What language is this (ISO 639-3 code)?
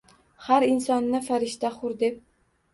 uzb